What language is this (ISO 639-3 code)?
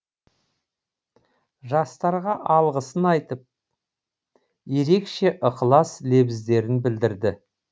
kaz